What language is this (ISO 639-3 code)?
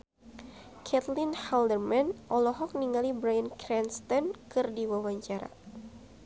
sun